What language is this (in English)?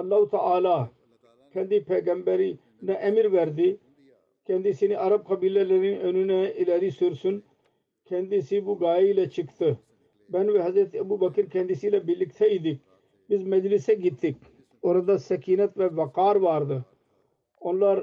Turkish